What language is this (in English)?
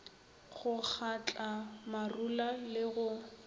Northern Sotho